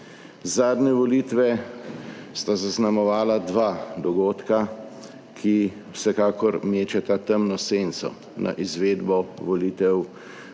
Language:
Slovenian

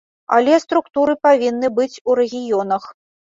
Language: Belarusian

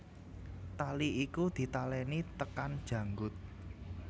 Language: Javanese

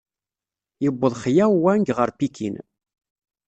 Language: Kabyle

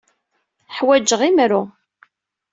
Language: Kabyle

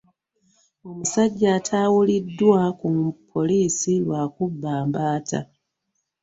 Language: Ganda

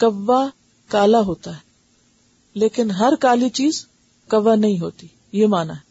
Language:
Urdu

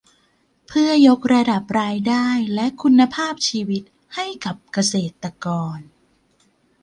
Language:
Thai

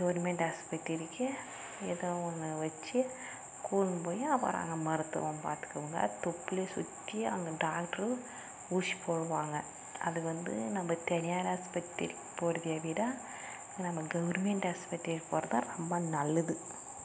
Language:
Tamil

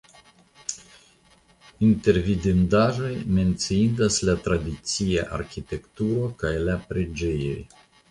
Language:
Esperanto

